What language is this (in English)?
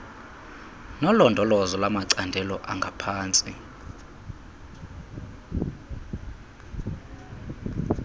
Xhosa